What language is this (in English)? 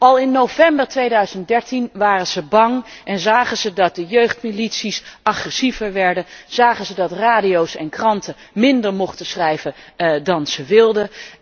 Dutch